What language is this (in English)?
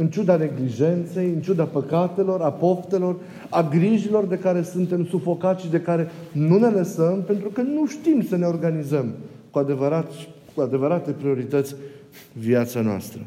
Romanian